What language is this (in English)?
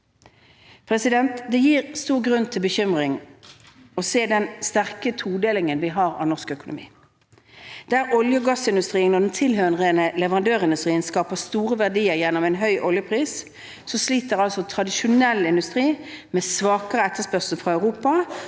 Norwegian